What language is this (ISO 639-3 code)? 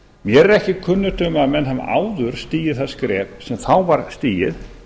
isl